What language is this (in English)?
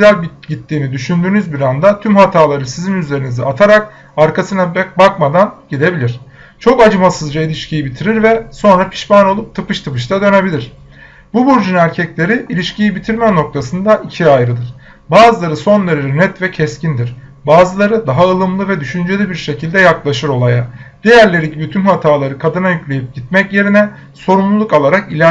Turkish